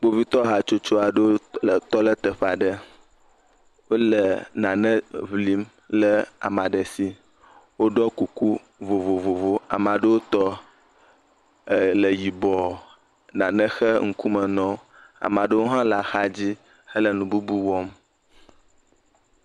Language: Ewe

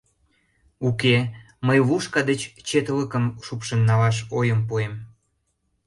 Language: Mari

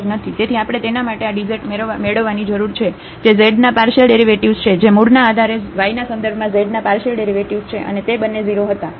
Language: Gujarati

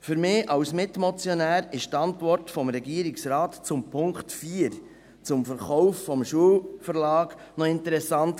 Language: Swiss German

